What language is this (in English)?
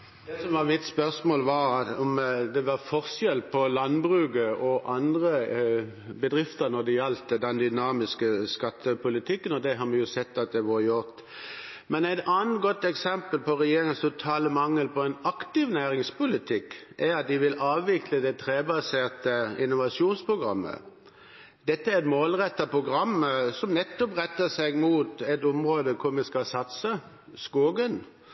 Norwegian